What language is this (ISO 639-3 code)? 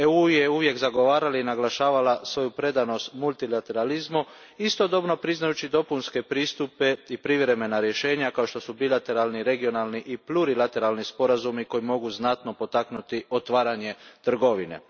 hrv